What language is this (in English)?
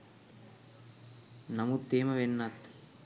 Sinhala